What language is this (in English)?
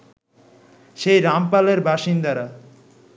Bangla